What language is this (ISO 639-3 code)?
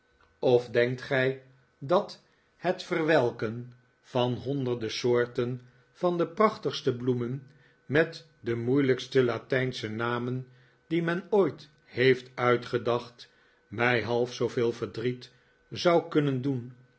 nld